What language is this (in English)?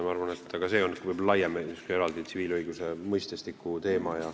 Estonian